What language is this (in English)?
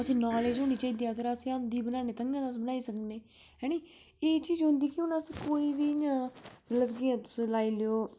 Dogri